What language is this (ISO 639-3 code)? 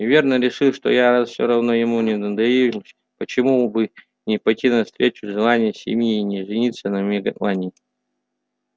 rus